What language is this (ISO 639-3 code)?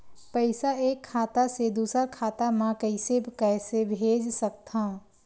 hne